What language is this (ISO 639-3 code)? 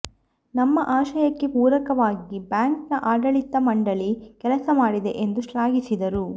kan